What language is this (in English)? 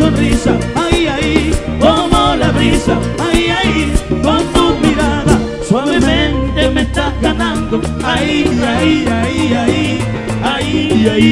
Spanish